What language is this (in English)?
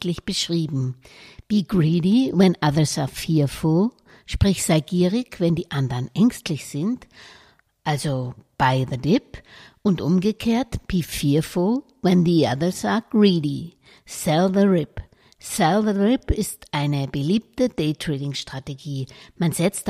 German